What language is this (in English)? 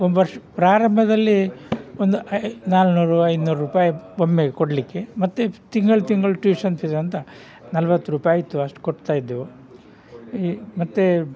Kannada